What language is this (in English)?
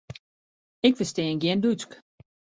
Western Frisian